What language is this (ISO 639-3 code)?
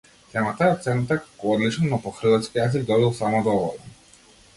mkd